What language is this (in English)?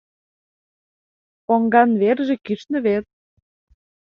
Mari